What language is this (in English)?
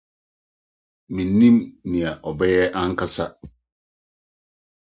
Akan